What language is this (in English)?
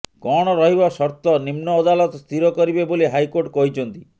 Odia